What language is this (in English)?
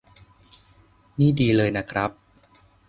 Thai